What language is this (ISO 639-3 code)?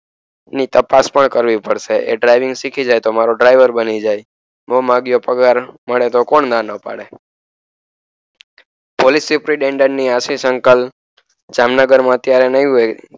guj